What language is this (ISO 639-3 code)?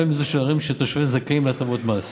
heb